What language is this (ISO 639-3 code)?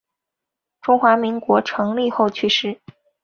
zho